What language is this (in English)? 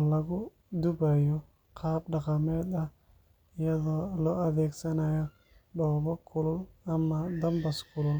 Somali